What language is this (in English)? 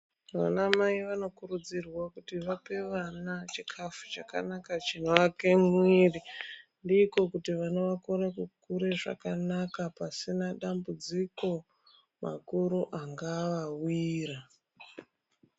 Ndau